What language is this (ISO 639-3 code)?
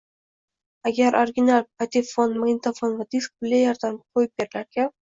uzb